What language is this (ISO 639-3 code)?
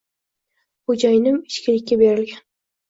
uzb